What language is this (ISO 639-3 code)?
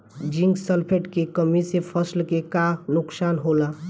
bho